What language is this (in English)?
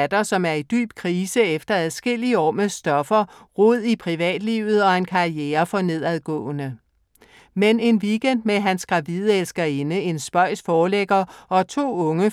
Danish